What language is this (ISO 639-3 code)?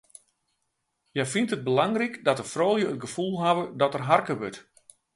fry